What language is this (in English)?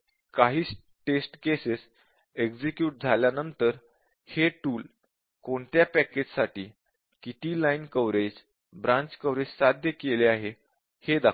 Marathi